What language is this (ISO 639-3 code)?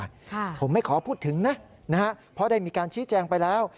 tha